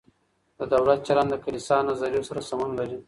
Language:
Pashto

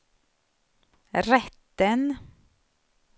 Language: Swedish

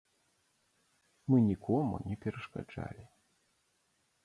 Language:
Belarusian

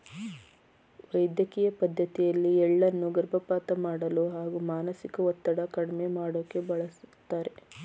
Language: Kannada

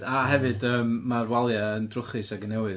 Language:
Welsh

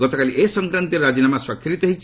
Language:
Odia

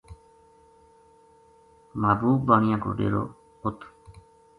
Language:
Gujari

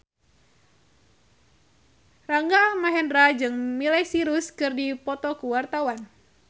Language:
Sundanese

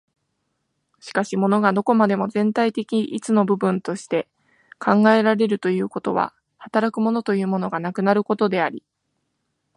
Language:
Japanese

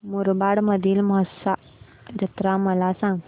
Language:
Marathi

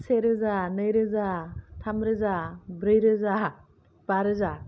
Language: Bodo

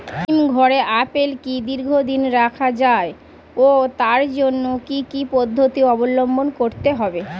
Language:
Bangla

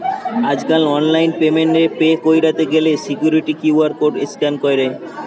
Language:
Bangla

